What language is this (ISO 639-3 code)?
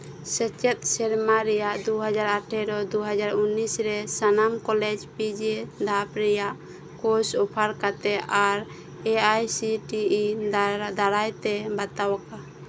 sat